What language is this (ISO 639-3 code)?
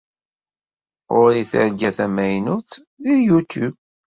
kab